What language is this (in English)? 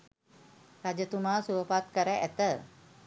Sinhala